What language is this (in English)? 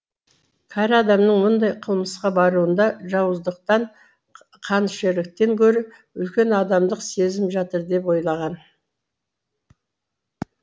Kazakh